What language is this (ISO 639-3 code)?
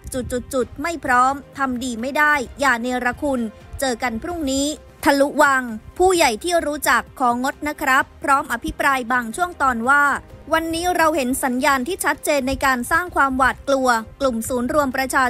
tha